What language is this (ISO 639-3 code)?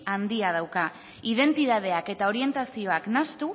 eus